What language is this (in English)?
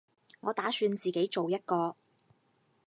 Cantonese